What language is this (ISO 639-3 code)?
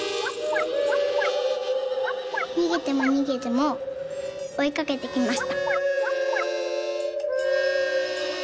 jpn